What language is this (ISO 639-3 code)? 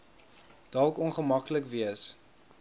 afr